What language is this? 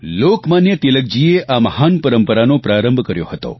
Gujarati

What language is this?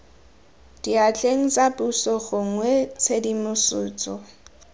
Tswana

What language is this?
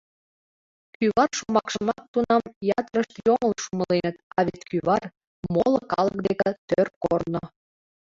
Mari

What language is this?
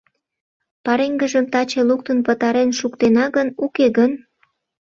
Mari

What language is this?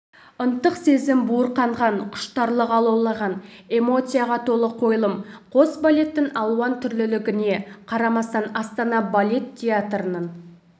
Kazakh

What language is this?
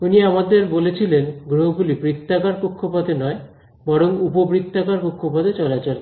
Bangla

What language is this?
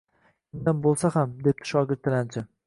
Uzbek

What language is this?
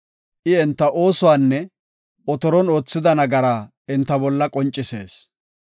Gofa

